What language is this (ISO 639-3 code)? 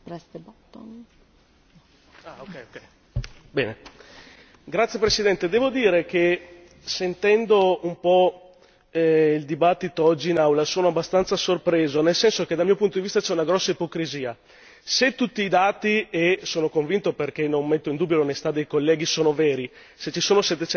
ita